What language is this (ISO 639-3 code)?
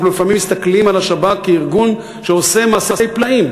heb